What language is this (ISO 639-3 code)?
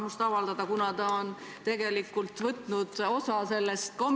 est